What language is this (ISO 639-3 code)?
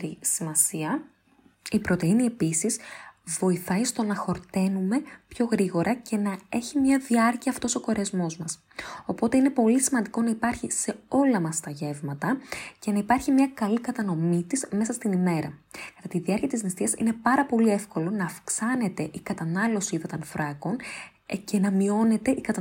ell